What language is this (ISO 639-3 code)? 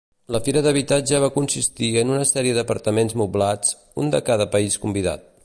cat